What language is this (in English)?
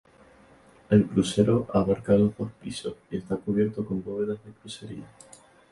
Spanish